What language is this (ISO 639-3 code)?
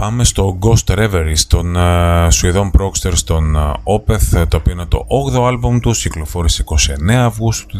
ell